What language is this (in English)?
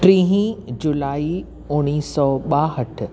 Sindhi